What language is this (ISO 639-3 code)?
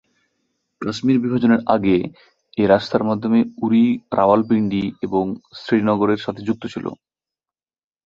ben